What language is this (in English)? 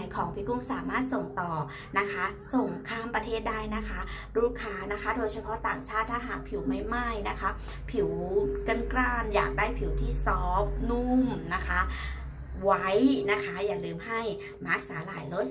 Thai